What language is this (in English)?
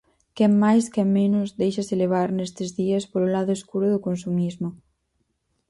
Galician